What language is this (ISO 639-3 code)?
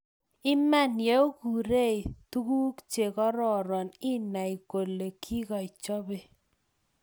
kln